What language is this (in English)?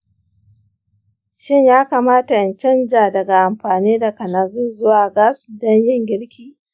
Hausa